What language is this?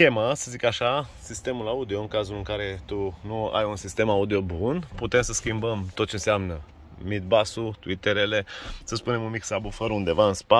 Romanian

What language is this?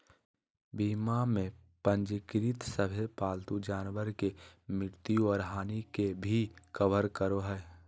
Magahi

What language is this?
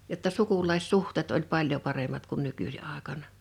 Finnish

